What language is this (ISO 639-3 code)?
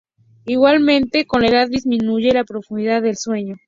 spa